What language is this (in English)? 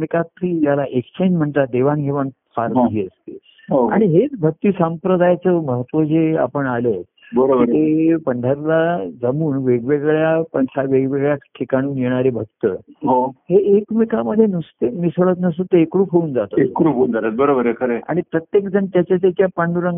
Marathi